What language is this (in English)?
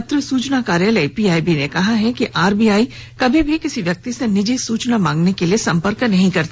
Hindi